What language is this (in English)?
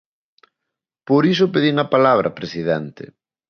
Galician